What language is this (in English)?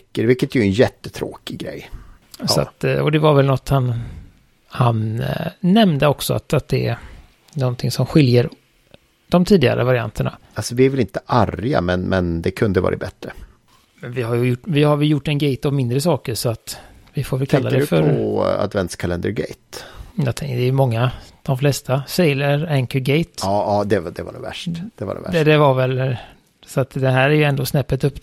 Swedish